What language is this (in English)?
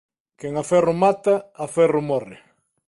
Galician